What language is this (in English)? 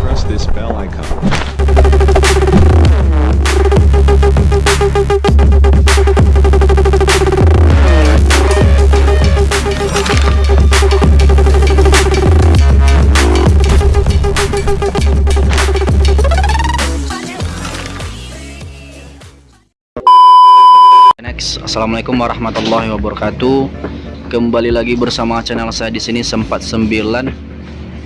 Indonesian